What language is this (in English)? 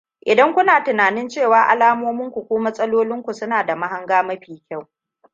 Hausa